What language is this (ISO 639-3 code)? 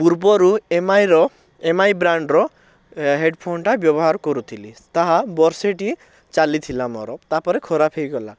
ori